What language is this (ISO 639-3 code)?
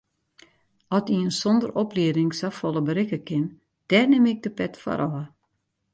fry